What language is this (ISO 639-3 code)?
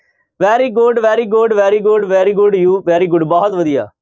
pan